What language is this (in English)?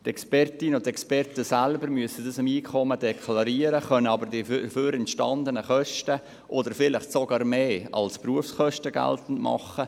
Swiss German